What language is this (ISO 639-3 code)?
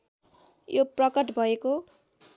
nep